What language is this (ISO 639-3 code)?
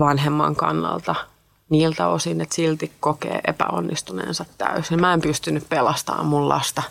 fin